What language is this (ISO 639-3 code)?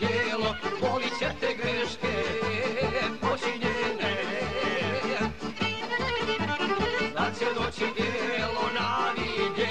ron